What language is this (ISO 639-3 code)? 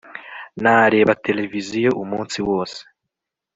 kin